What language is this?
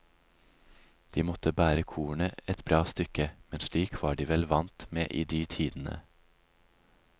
Norwegian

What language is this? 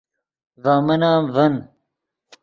Yidgha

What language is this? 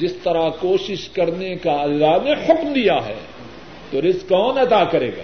Urdu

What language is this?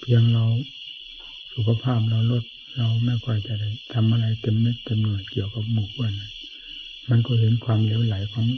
Thai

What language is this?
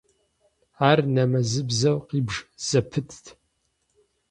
Kabardian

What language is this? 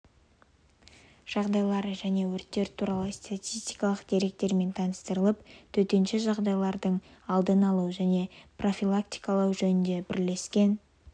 Kazakh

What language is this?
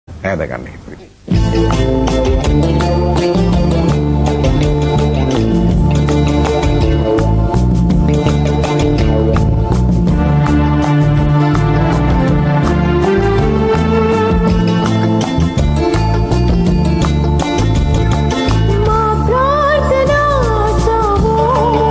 Greek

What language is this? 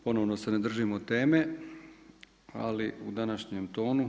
Croatian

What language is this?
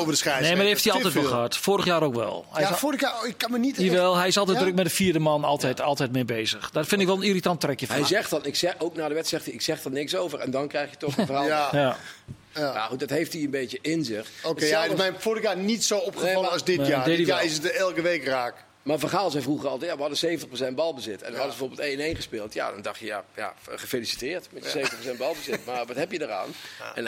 Dutch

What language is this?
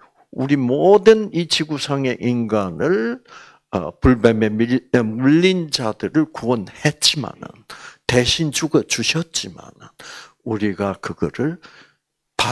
Korean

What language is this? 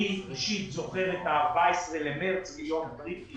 Hebrew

